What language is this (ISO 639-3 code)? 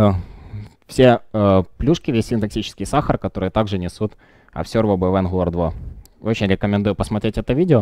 rus